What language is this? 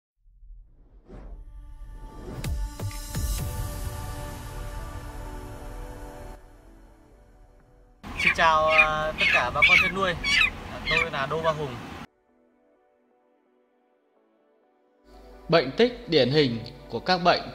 Vietnamese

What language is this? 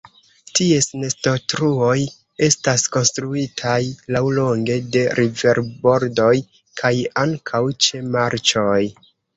Esperanto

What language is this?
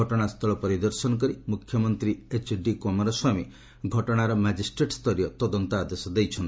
Odia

